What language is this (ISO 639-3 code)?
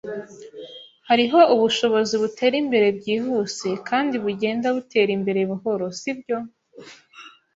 kin